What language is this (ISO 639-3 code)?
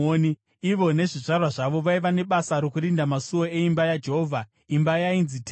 sna